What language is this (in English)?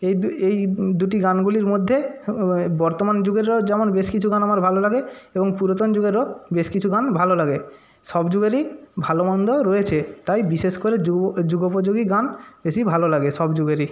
Bangla